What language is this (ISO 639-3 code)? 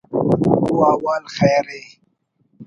brh